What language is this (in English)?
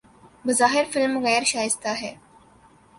Urdu